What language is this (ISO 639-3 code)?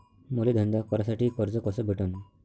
mar